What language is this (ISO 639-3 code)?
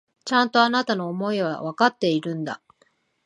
jpn